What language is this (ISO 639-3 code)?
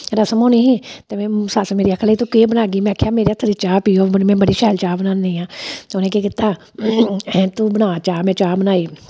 doi